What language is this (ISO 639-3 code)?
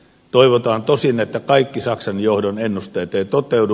fin